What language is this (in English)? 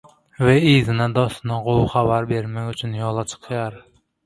Turkmen